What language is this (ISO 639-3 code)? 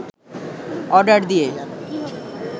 ben